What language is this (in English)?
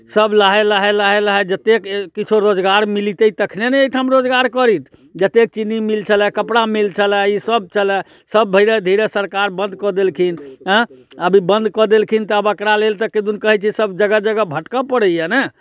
Maithili